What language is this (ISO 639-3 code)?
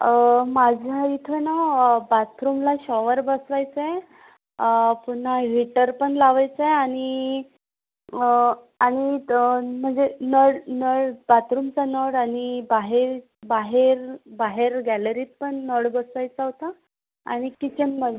mar